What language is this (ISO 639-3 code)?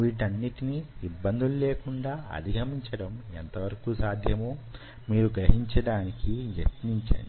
tel